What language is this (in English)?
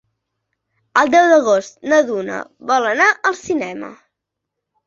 Catalan